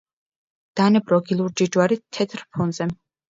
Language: Georgian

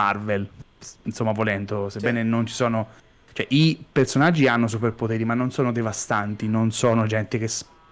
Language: Italian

